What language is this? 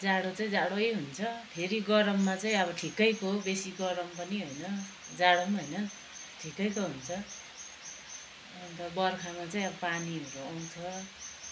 Nepali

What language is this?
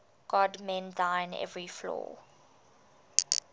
English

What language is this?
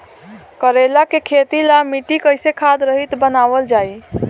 Bhojpuri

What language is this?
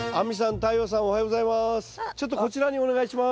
Japanese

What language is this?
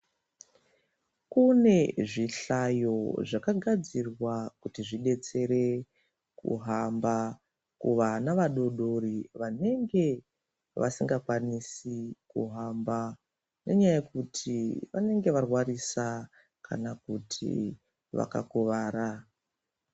Ndau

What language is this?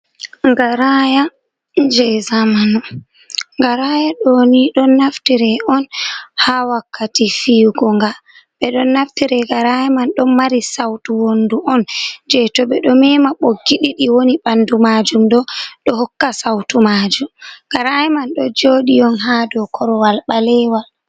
Fula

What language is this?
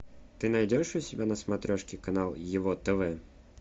Russian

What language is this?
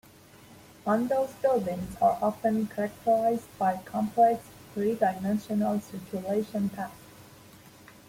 English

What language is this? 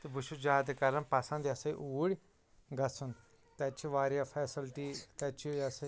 Kashmiri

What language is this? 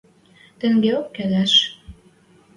Western Mari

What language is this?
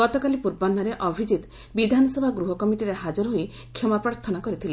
Odia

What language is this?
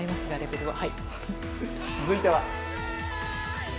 Japanese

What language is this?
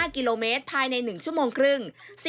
Thai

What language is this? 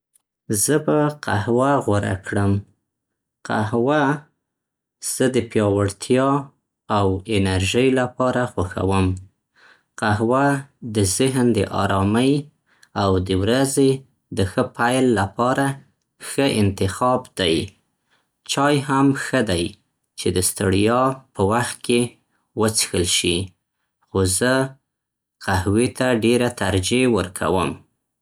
Central Pashto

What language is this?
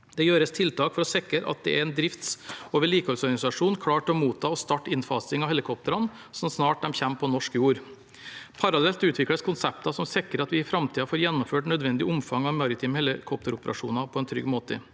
Norwegian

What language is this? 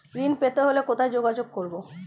Bangla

